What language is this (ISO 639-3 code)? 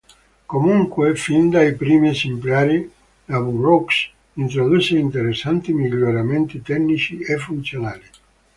ita